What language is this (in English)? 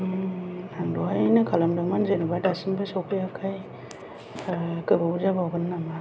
Bodo